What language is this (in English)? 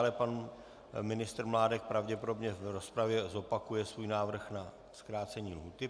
Czech